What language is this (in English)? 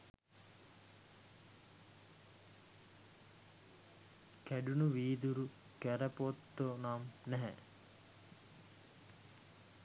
Sinhala